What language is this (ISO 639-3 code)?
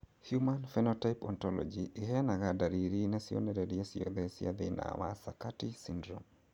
kik